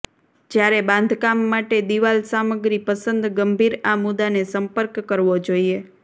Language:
Gujarati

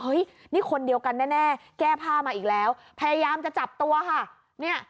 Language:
Thai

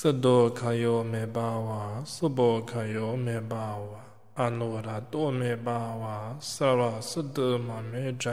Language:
Romanian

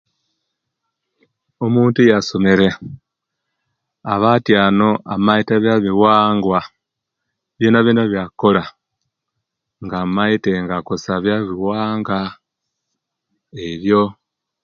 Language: Kenyi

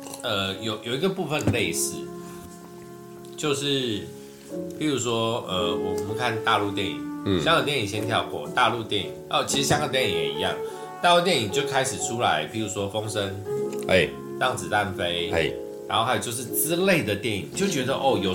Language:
Chinese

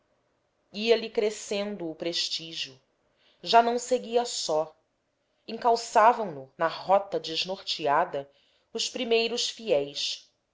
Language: Portuguese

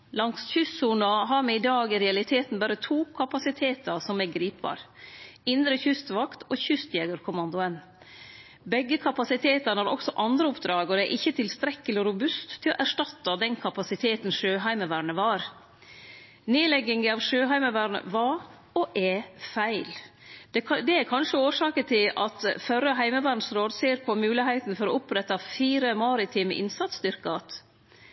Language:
Norwegian Nynorsk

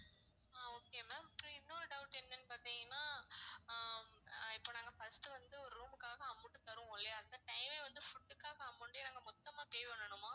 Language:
Tamil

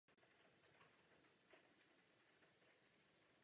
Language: Czech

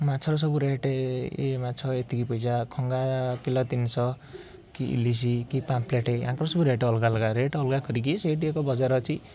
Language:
Odia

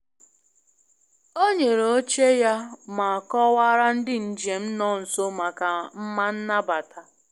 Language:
Igbo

